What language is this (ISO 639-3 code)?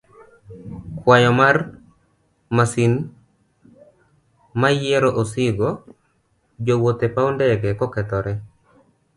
luo